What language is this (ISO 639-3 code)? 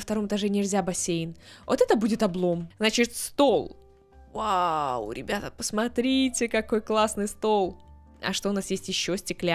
rus